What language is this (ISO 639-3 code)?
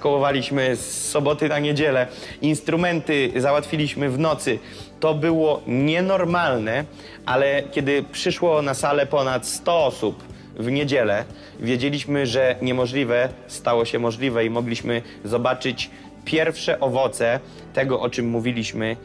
pol